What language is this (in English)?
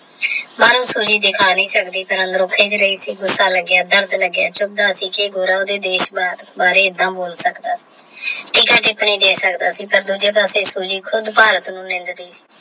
Punjabi